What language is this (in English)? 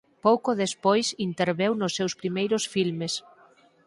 Galician